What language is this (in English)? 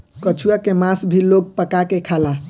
Bhojpuri